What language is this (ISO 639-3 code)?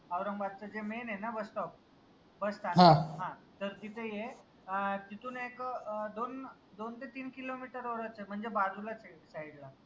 mar